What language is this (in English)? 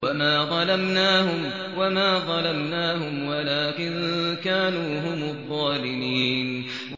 Arabic